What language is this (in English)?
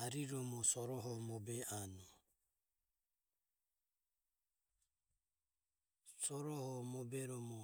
Ömie